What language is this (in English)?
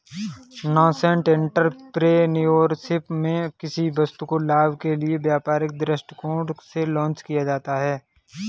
Hindi